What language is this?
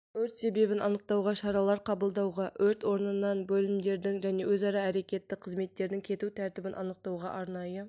Kazakh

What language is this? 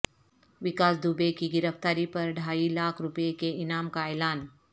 Urdu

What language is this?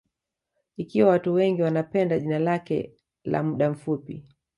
Swahili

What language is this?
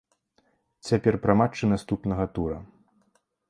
Belarusian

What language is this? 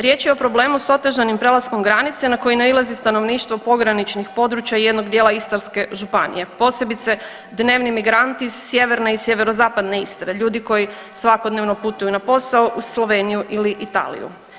Croatian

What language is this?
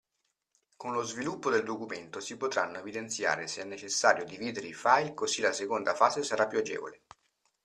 Italian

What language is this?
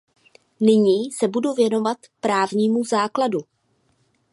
Czech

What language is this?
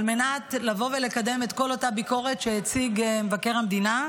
Hebrew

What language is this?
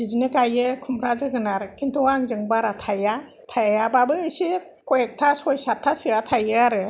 Bodo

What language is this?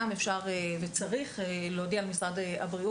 Hebrew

